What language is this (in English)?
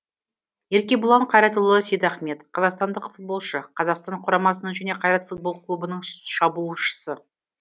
Kazakh